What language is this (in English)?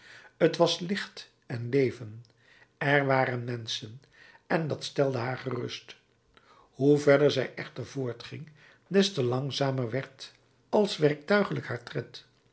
Dutch